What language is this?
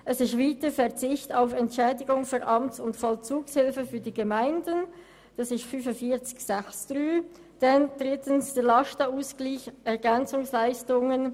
Swiss German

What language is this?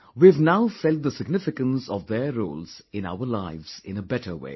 English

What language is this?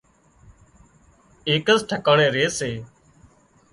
Wadiyara Koli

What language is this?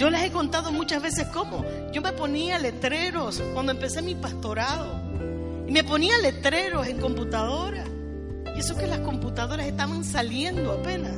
Spanish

